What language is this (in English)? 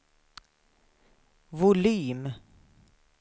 Swedish